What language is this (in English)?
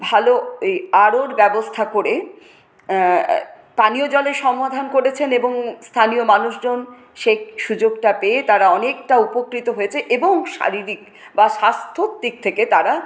Bangla